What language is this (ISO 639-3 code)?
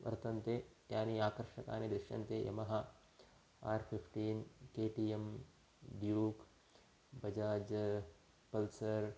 san